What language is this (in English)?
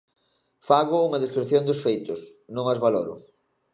Galician